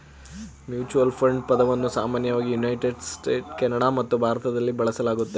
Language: Kannada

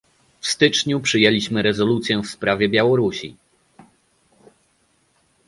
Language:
Polish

